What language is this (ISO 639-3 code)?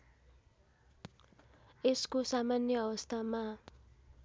nep